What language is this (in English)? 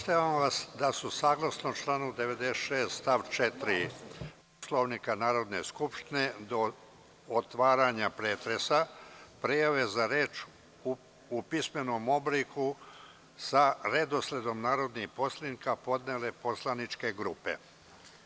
Serbian